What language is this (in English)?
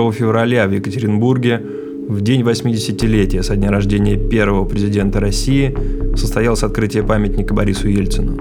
Russian